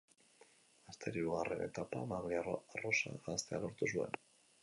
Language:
Basque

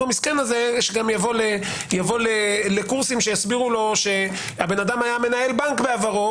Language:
Hebrew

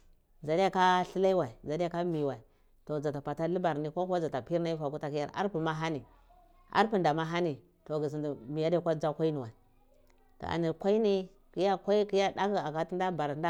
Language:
Cibak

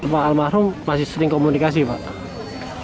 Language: Indonesian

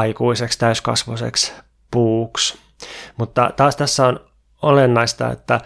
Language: Finnish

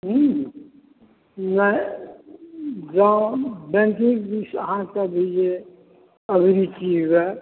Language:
Maithili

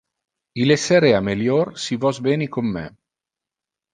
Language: Interlingua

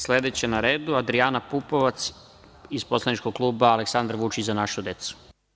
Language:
Serbian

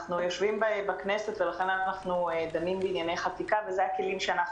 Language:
Hebrew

